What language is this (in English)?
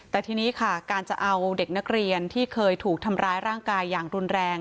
Thai